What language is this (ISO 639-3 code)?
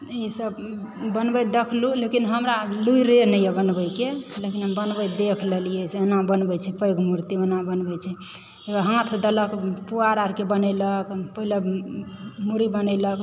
mai